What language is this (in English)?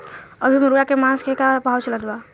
Bhojpuri